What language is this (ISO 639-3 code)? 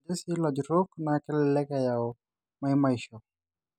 mas